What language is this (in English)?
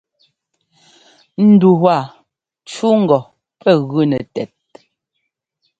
Ngomba